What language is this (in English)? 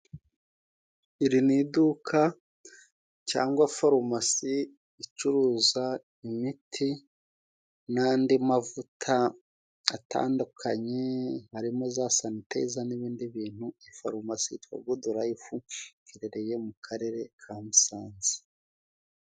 Kinyarwanda